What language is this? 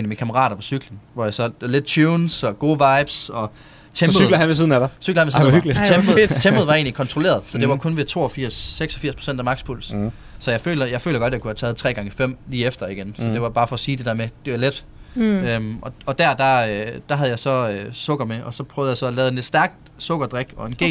Danish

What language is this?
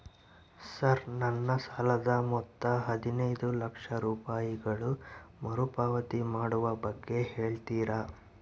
Kannada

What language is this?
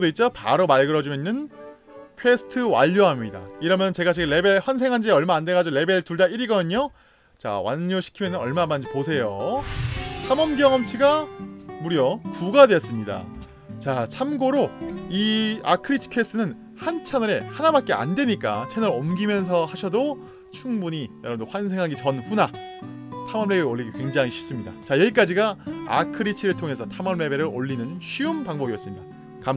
Korean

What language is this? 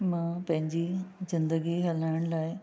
Sindhi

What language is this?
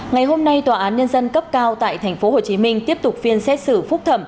Vietnamese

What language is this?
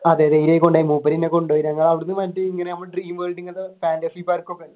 Malayalam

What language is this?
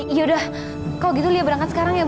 Indonesian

